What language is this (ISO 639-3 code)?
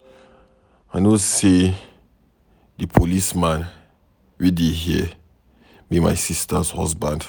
pcm